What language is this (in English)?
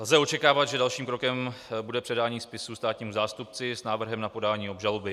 Czech